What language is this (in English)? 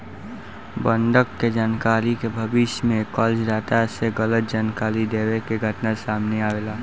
Bhojpuri